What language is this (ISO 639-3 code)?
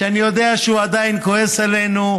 heb